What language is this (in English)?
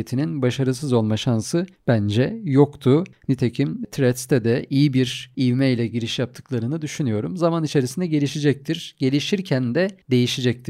Turkish